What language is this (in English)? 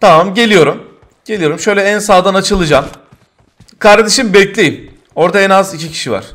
Turkish